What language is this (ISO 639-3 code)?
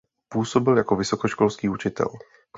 ces